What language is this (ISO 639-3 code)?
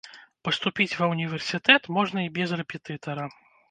bel